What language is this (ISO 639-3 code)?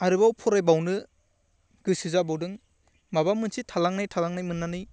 brx